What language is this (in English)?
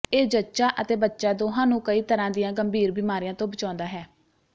Punjabi